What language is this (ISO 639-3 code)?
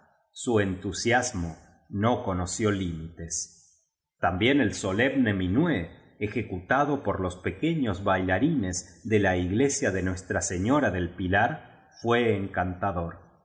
spa